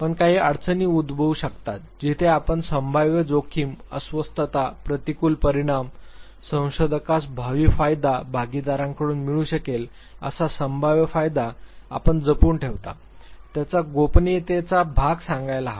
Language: Marathi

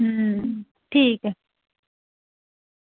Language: Dogri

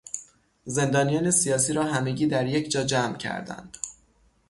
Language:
Persian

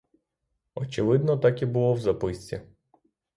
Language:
Ukrainian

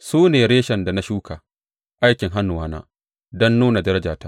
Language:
Hausa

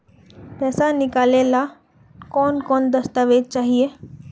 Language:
Magahi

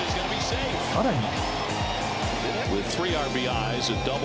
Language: Japanese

